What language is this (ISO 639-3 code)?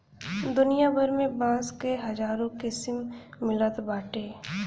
bho